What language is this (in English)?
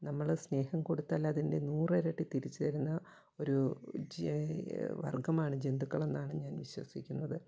Malayalam